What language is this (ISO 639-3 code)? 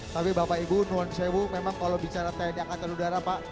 ind